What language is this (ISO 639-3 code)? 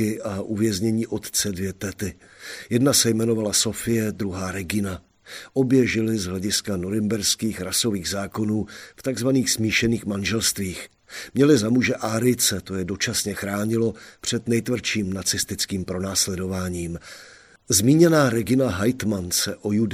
ces